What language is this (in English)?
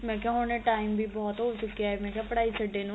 Punjabi